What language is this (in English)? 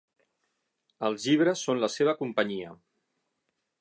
Catalan